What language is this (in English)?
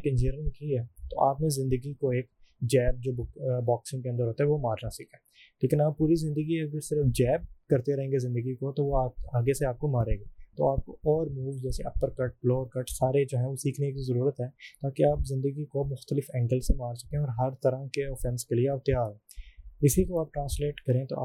Urdu